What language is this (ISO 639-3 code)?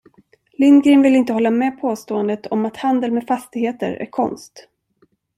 swe